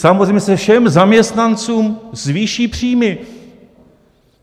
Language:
Czech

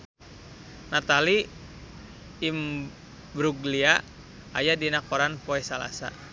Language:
Sundanese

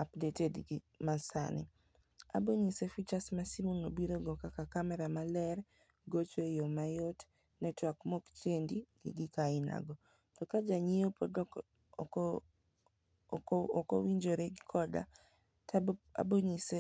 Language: Luo (Kenya and Tanzania)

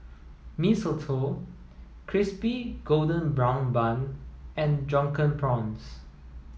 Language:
English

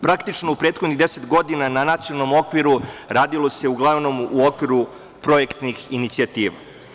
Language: Serbian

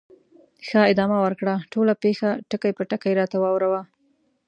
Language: Pashto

